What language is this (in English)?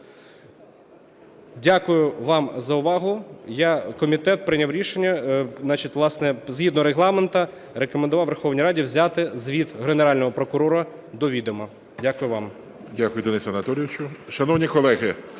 Ukrainian